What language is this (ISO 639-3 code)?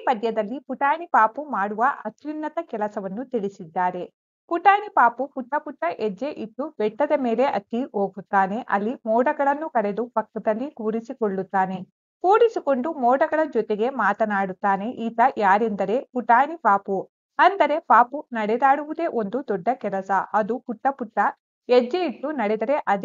kan